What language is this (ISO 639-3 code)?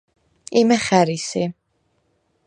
sva